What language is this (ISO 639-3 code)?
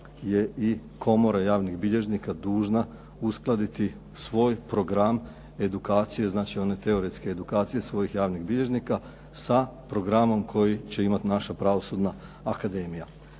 hrv